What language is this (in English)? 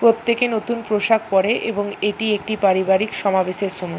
Bangla